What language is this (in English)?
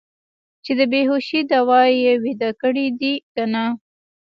Pashto